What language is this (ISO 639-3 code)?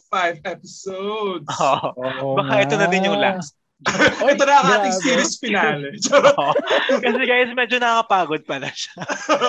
fil